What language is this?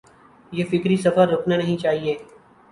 Urdu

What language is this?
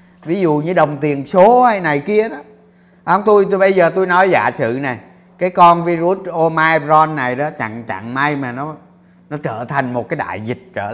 Vietnamese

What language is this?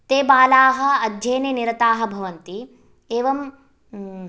Sanskrit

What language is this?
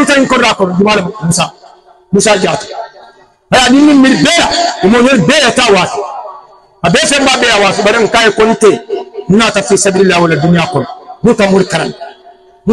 Arabic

